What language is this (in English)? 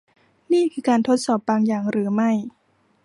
Thai